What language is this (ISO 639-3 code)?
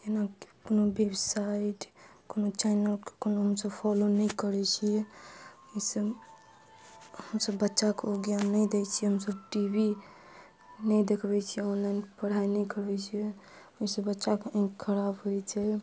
mai